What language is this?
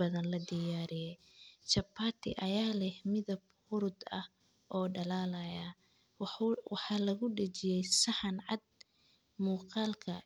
Somali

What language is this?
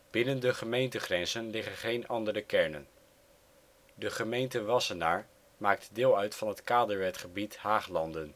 Dutch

